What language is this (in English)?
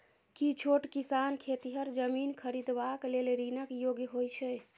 Maithili